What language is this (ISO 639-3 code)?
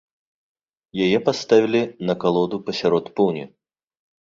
bel